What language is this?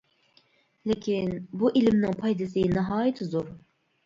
Uyghur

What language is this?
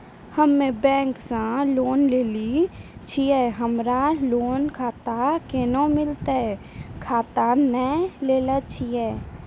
Maithili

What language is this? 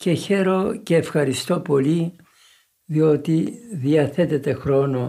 Greek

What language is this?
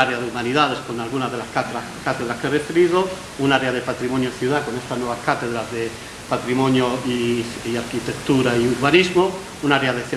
Spanish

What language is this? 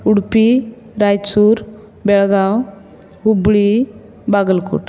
Konkani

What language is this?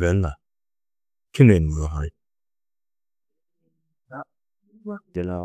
Tedaga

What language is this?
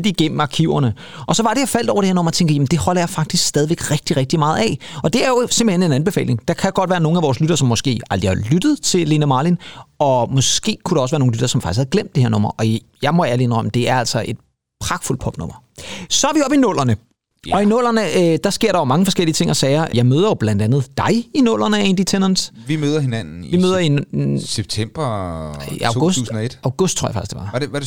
Danish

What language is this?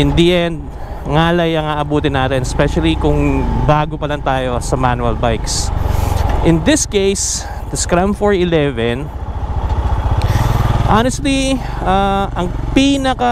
Filipino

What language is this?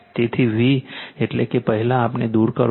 Gujarati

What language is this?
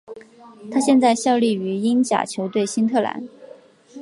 Chinese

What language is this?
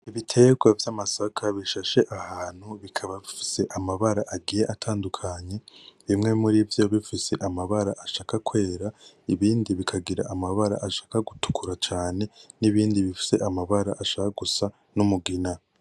Rundi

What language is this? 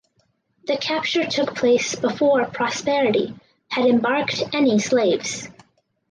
English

